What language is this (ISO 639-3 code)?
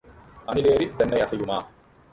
tam